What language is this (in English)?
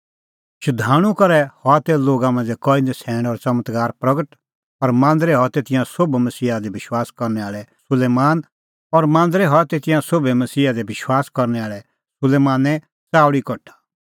Kullu Pahari